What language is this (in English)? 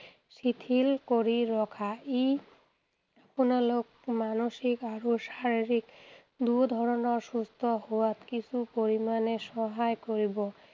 Assamese